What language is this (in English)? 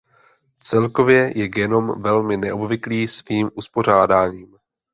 Czech